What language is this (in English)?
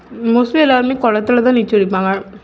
Tamil